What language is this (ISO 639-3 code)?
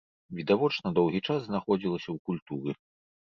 bel